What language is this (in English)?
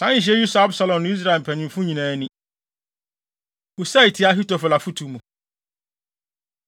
Akan